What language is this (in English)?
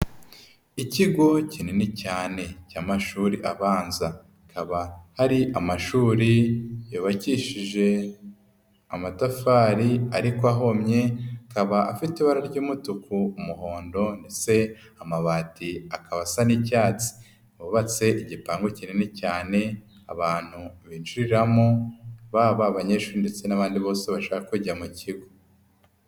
Kinyarwanda